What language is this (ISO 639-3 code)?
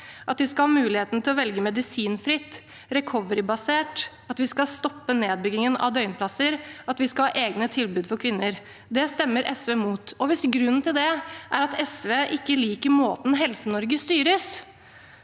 nor